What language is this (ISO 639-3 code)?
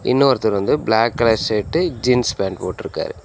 tam